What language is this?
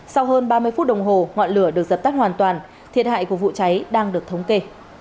Vietnamese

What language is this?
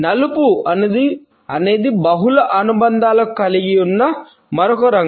Telugu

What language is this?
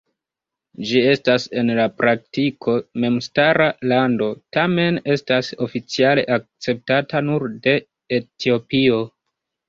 Esperanto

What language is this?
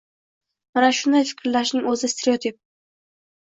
Uzbek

